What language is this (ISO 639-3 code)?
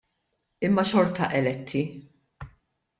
mlt